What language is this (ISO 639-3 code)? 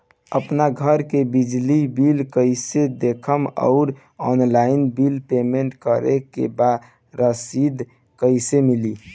bho